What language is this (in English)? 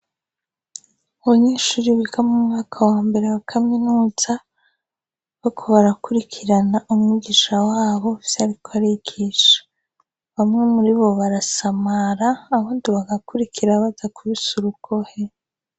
Rundi